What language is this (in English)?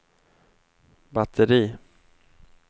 Swedish